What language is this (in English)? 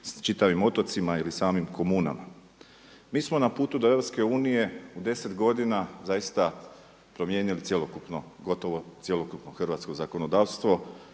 Croatian